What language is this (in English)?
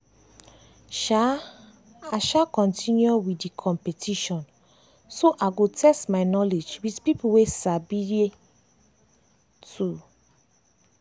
Nigerian Pidgin